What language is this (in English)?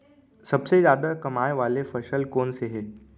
Chhattisgarhi